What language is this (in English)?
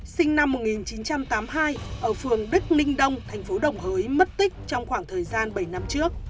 Vietnamese